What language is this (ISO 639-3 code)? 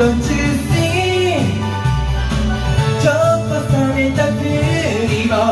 ara